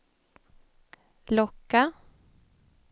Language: Swedish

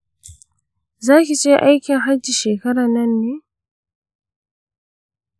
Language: Hausa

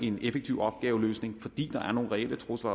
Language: Danish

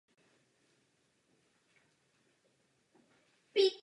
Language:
Czech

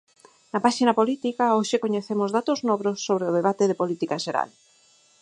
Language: Galician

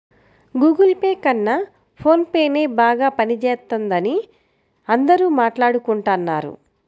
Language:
Telugu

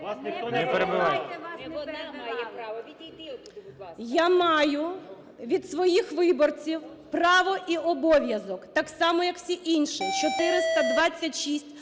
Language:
Ukrainian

